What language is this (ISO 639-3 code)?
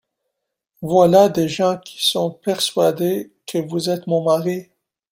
fra